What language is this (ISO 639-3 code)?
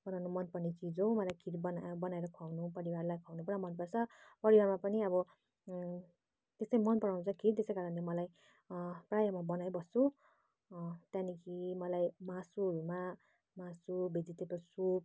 nep